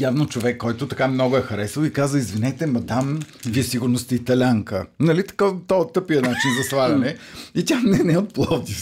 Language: Bulgarian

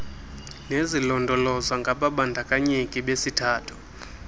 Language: Xhosa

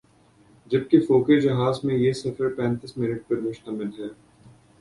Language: Urdu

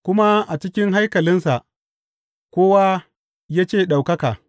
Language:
Hausa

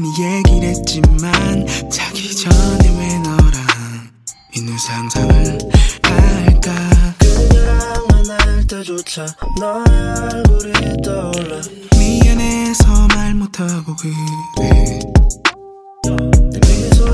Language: Korean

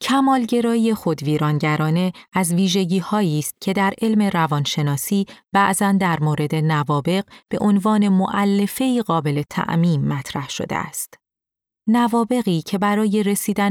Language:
Persian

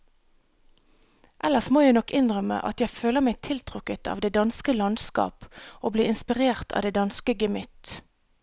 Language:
Norwegian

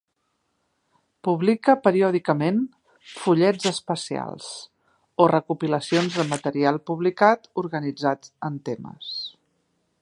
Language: Catalan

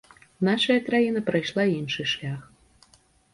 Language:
Belarusian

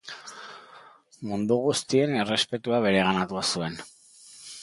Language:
Basque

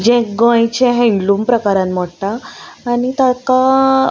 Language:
Konkani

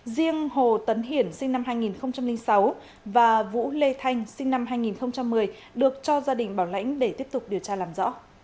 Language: Vietnamese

